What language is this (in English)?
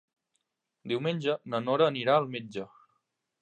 Catalan